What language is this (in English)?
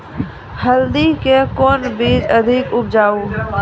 Maithili